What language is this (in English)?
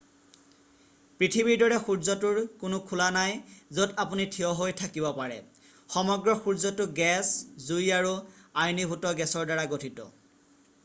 Assamese